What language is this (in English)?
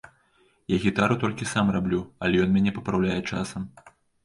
Belarusian